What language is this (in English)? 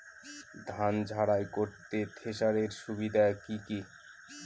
Bangla